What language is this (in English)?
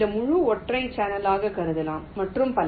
Tamil